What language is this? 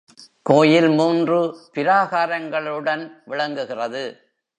Tamil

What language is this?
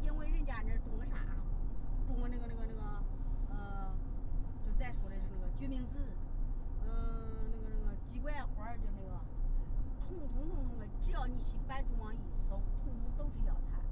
Chinese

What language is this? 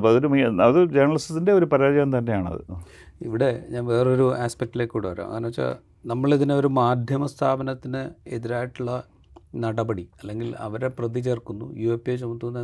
Malayalam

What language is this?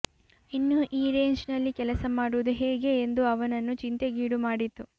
Kannada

